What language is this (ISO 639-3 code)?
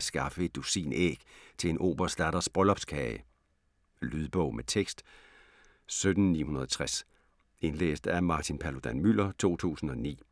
dan